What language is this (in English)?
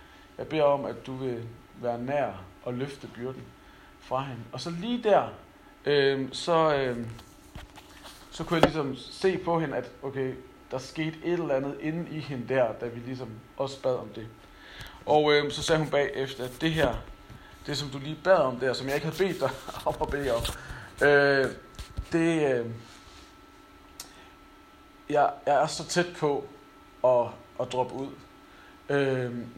Danish